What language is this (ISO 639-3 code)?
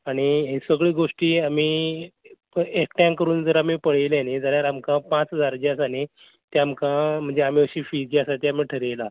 kok